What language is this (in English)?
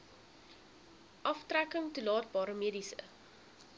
Afrikaans